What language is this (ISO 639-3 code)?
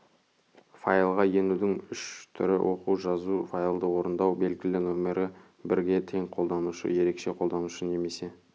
kaz